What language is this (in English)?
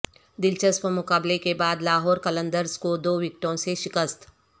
Urdu